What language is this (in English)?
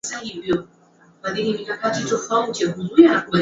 Swahili